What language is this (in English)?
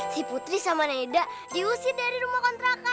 Indonesian